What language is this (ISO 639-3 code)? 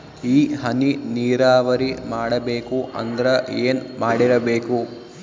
kan